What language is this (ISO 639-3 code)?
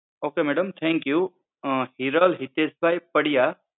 guj